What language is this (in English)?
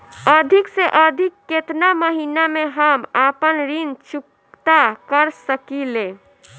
Bhojpuri